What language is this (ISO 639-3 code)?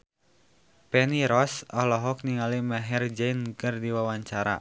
sun